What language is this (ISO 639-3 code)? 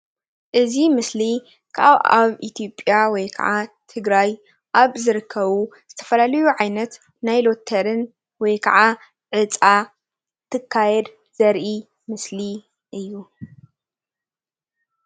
tir